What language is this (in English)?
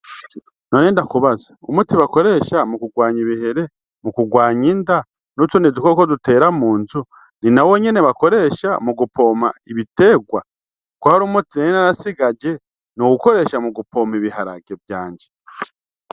Rundi